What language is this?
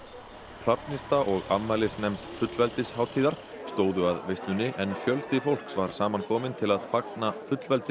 Icelandic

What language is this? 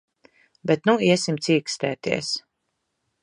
Latvian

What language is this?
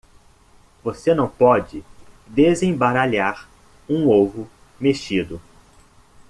Portuguese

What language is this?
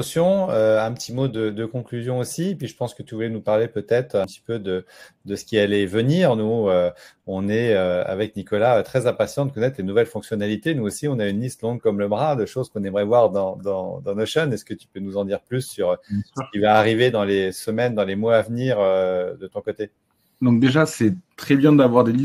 French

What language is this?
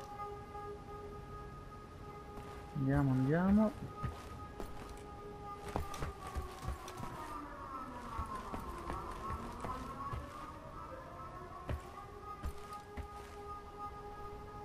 Italian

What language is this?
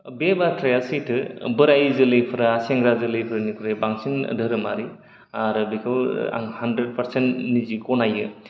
Bodo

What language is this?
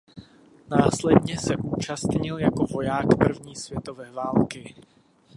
Czech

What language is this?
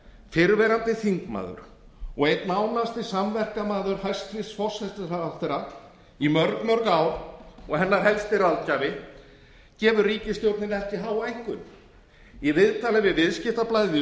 Icelandic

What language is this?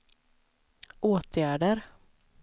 Swedish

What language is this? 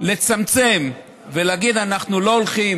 Hebrew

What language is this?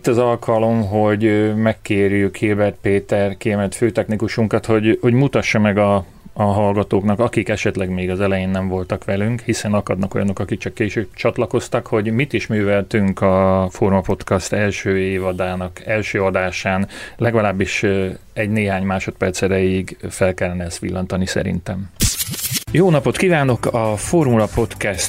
Hungarian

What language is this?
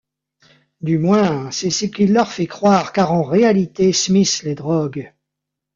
French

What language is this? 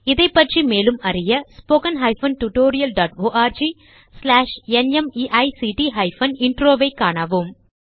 Tamil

